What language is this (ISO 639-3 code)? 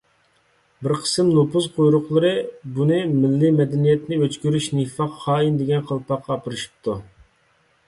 uig